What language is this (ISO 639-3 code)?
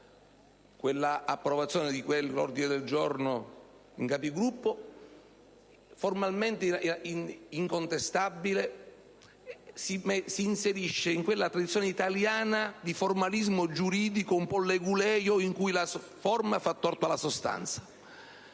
ita